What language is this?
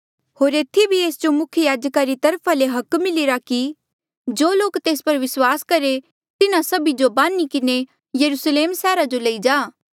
Mandeali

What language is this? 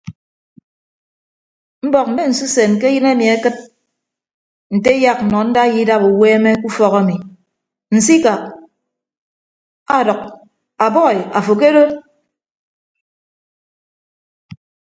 Ibibio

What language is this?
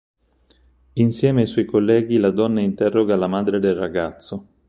Italian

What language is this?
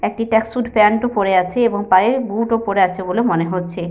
Bangla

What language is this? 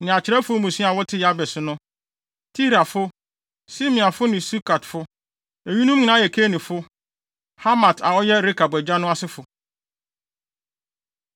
Akan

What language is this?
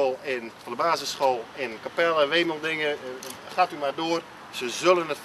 Dutch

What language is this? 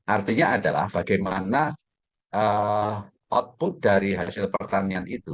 Indonesian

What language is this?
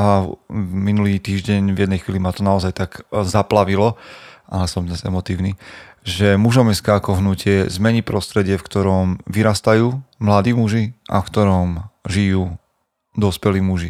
Slovak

